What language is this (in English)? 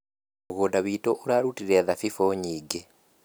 Kikuyu